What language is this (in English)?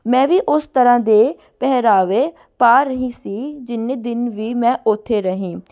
Punjabi